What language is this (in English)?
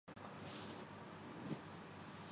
Urdu